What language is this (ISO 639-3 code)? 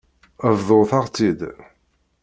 kab